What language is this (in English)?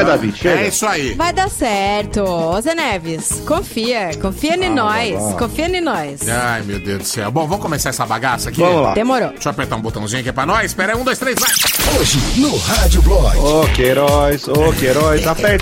Portuguese